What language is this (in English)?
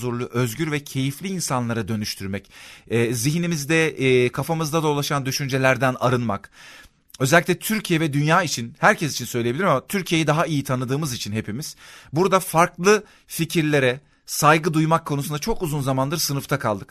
Turkish